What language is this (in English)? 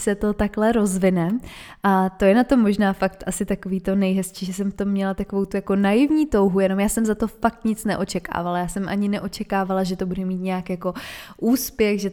Czech